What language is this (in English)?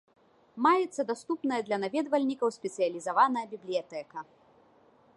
Belarusian